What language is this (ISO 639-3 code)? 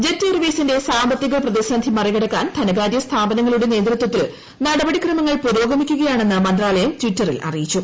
mal